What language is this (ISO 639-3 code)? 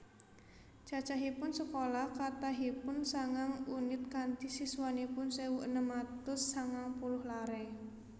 jav